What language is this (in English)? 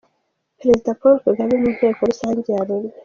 Kinyarwanda